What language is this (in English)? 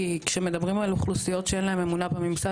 Hebrew